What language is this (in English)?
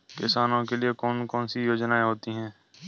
Hindi